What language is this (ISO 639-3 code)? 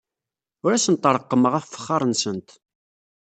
kab